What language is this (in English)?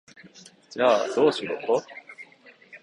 Japanese